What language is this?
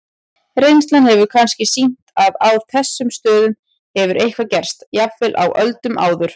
Icelandic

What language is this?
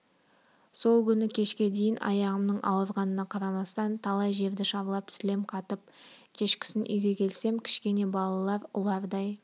Kazakh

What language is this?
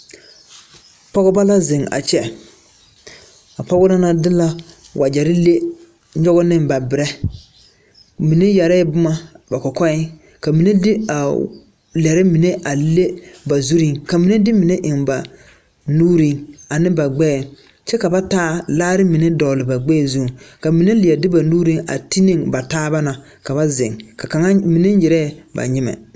Southern Dagaare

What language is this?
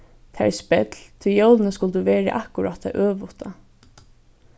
Faroese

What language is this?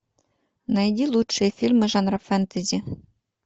Russian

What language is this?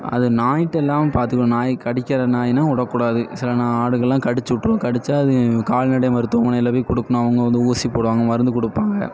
Tamil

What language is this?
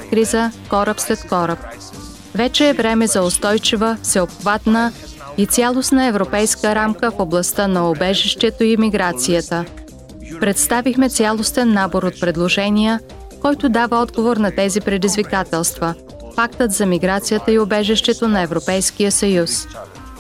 Bulgarian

